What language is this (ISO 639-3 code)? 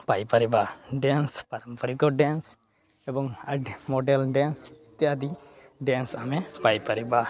ori